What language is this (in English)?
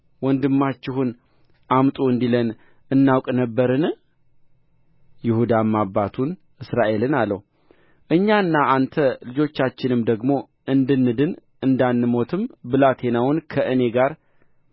Amharic